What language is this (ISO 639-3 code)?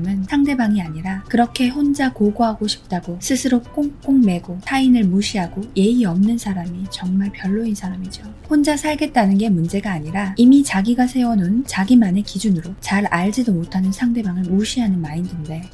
kor